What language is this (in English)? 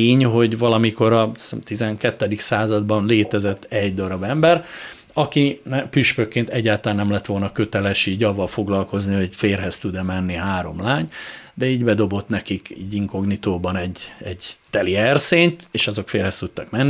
Hungarian